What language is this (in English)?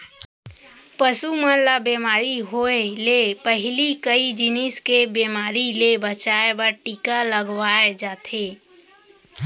Chhattisgarhi